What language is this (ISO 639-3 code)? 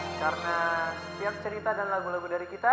ind